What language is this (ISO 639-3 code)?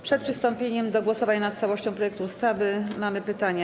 pol